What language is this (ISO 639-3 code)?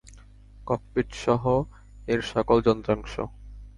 ben